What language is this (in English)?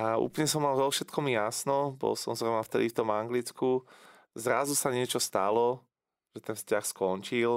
Slovak